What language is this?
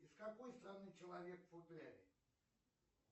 Russian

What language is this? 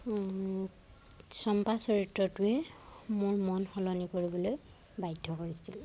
Assamese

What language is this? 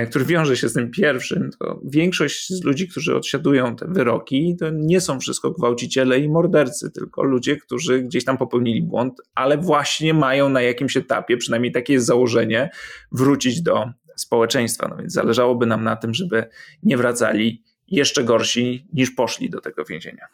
Polish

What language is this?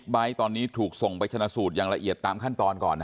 Thai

